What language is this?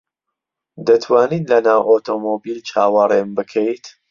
Central Kurdish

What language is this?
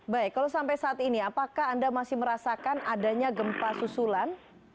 Indonesian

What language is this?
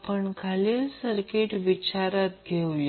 Marathi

